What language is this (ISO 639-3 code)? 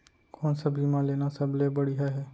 hne